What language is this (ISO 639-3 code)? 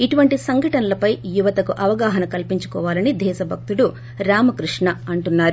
tel